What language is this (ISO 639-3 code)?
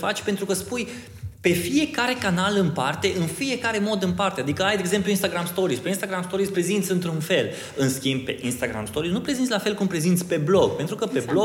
ron